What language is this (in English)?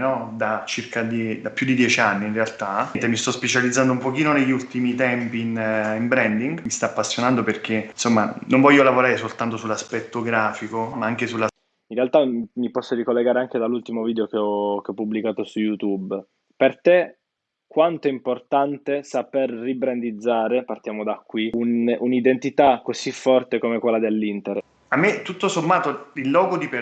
Italian